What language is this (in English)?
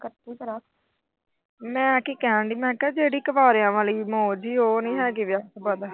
Punjabi